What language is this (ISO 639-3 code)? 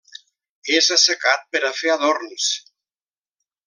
cat